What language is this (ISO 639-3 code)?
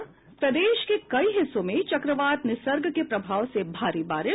hin